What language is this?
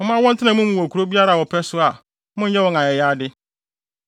Akan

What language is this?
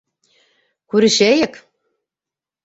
Bashkir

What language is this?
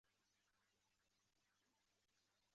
Chinese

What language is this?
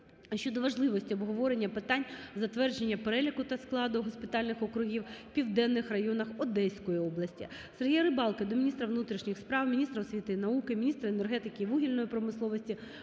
Ukrainian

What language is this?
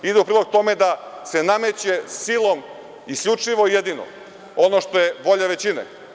Serbian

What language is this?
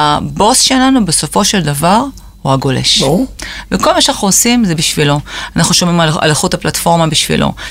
Hebrew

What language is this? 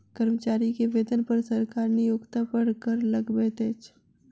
Maithili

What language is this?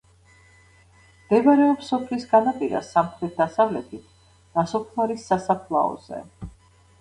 Georgian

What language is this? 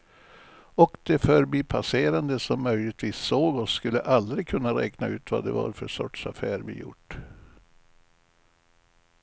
Swedish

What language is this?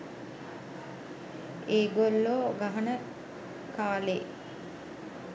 Sinhala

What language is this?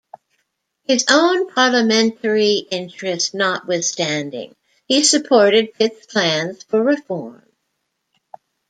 English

